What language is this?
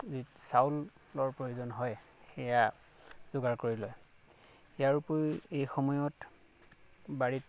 Assamese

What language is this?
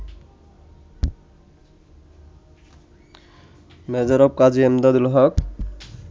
Bangla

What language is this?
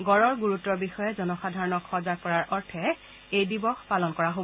Assamese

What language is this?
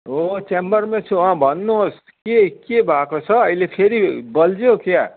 Nepali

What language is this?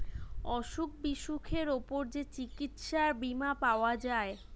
Bangla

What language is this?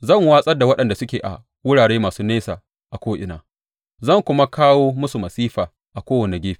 Hausa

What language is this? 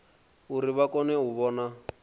Venda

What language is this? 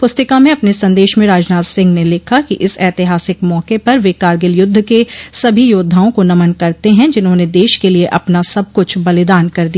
Hindi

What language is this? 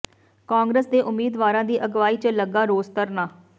Punjabi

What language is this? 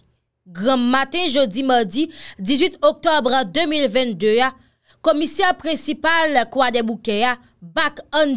French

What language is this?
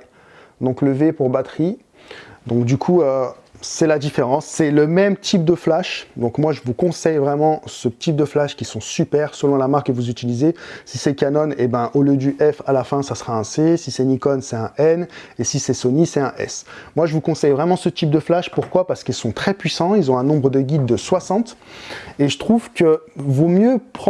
French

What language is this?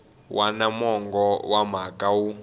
Tsonga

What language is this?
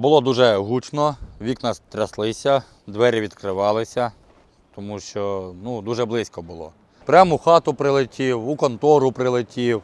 Ukrainian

